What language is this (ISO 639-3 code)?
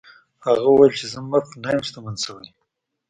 pus